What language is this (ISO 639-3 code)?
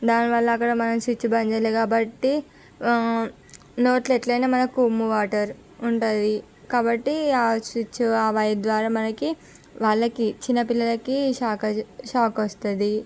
tel